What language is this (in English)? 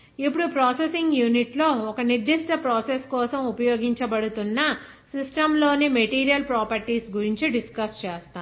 Telugu